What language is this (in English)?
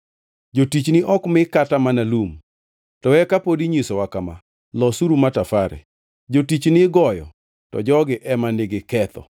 Luo (Kenya and Tanzania)